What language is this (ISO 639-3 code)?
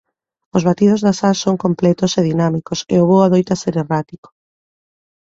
glg